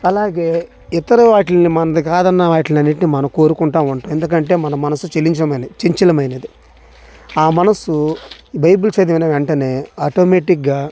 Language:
Telugu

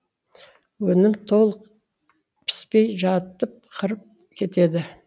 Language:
Kazakh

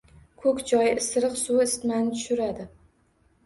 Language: Uzbek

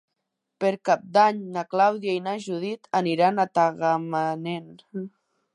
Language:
Catalan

